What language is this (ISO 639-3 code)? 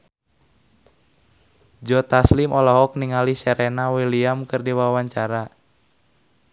sun